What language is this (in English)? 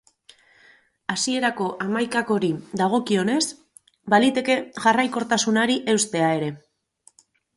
Basque